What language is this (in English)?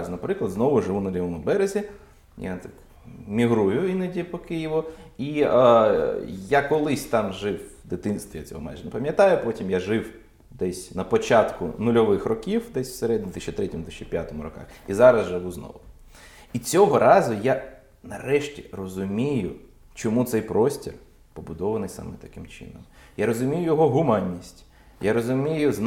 Ukrainian